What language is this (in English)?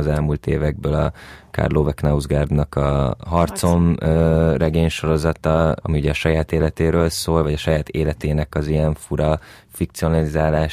Hungarian